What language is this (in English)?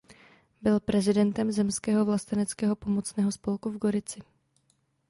Czech